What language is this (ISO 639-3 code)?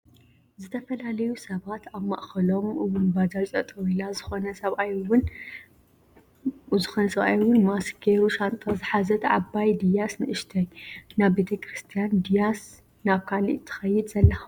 tir